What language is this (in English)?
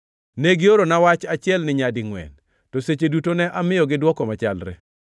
Luo (Kenya and Tanzania)